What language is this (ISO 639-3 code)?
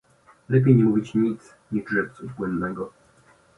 pol